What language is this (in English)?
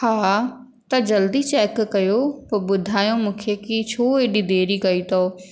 Sindhi